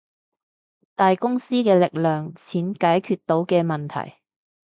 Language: Cantonese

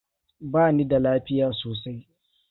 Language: Hausa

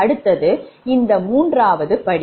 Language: Tamil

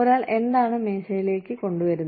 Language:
Malayalam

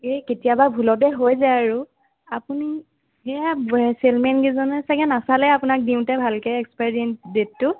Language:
Assamese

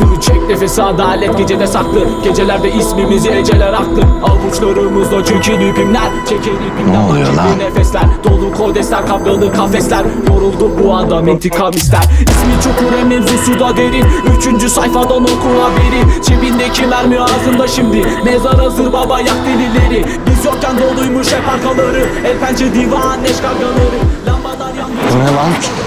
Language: Turkish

